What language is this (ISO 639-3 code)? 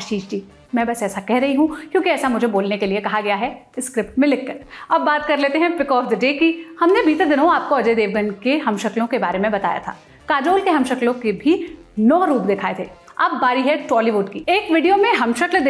hin